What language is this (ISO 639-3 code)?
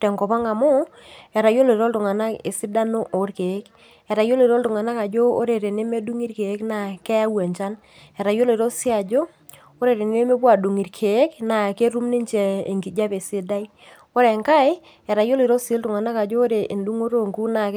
mas